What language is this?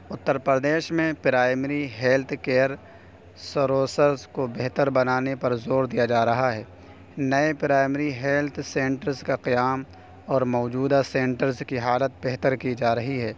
Urdu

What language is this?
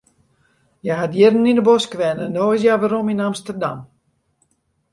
Western Frisian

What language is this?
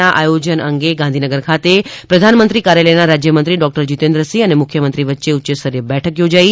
Gujarati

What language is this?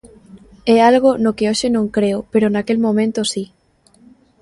Galician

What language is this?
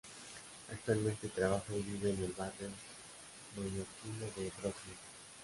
Spanish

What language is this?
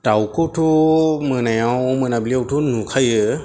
Bodo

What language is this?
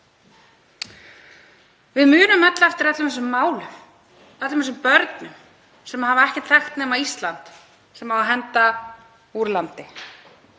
Icelandic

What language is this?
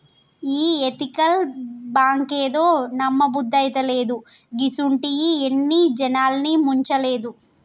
Telugu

